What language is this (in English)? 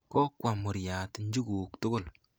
Kalenjin